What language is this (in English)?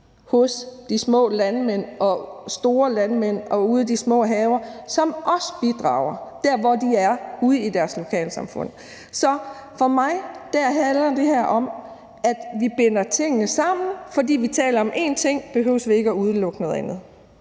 Danish